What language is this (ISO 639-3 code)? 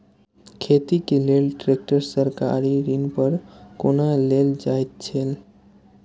mai